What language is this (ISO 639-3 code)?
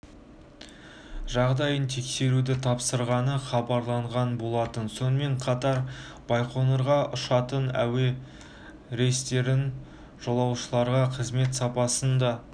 kaz